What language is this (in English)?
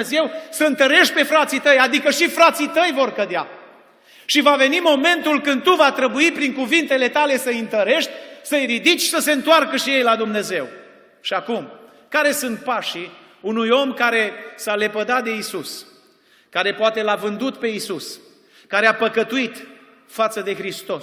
Romanian